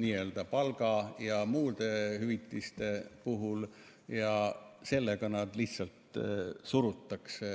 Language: Estonian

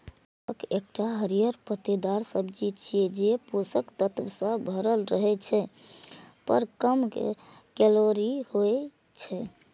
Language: Maithili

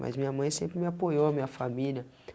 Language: Portuguese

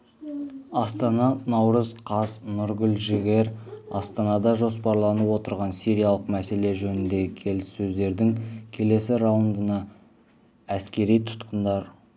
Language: Kazakh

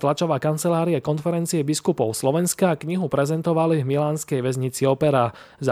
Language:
Slovak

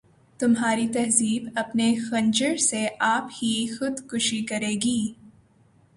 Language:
Urdu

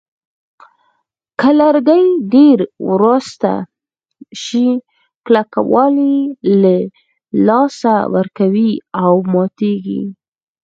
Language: Pashto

